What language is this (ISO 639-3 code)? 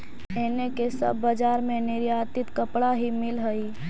mag